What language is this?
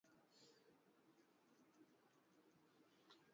Swahili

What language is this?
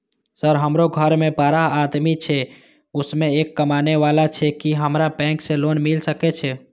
Maithili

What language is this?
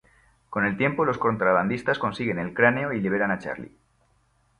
Spanish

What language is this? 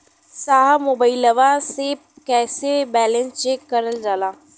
Bhojpuri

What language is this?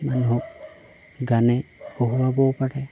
Assamese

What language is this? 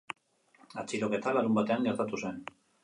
Basque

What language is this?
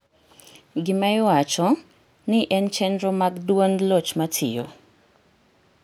Luo (Kenya and Tanzania)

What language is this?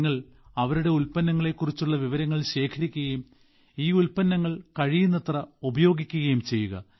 Malayalam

